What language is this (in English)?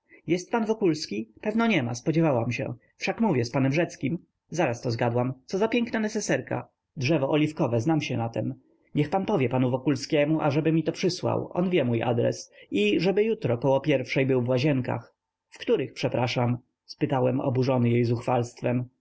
Polish